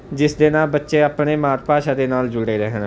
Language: Punjabi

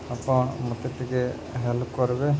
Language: Odia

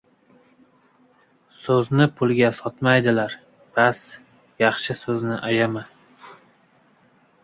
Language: Uzbek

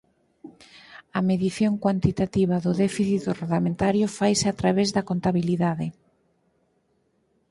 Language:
Galician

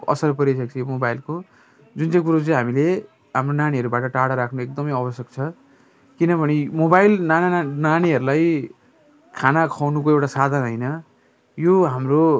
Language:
Nepali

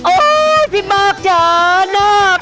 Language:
Thai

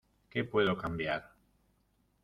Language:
Spanish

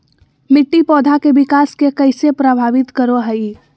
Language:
Magahi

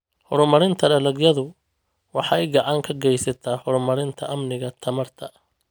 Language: Somali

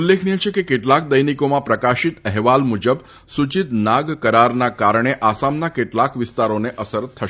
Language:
Gujarati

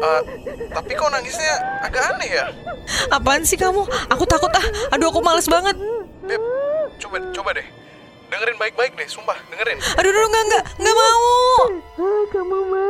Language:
Indonesian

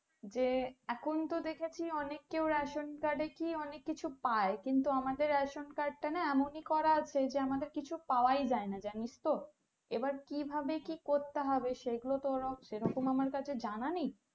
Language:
Bangla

